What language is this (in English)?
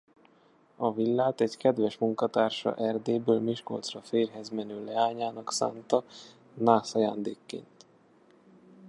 Hungarian